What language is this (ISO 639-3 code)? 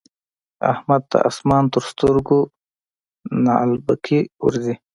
pus